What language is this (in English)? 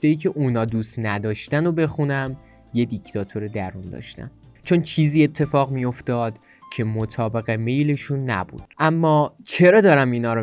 Persian